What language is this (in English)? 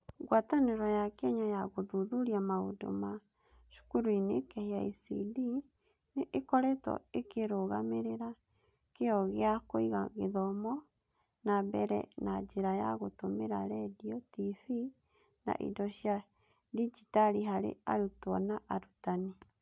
Kikuyu